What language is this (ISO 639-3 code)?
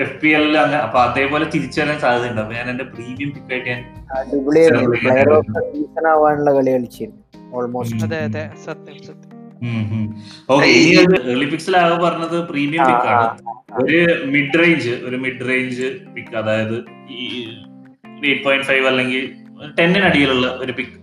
mal